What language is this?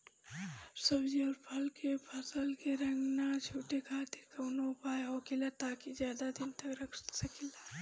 Bhojpuri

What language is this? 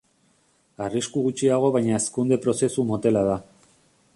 Basque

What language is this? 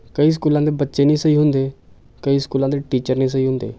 Punjabi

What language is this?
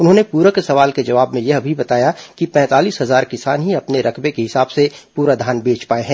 Hindi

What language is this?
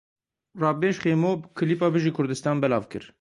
Kurdish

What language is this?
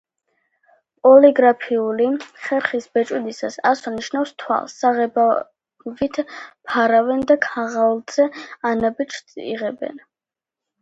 Georgian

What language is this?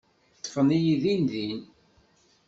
Kabyle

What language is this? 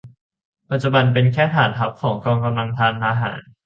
Thai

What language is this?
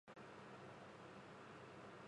Japanese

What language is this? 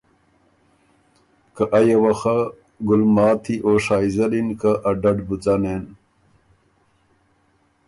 Ormuri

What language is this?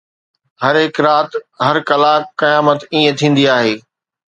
Sindhi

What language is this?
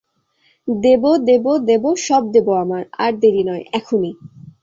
Bangla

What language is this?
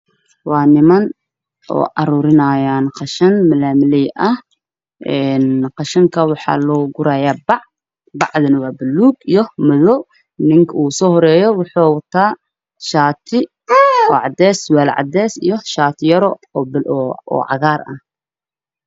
Somali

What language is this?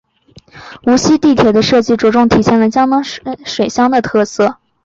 Chinese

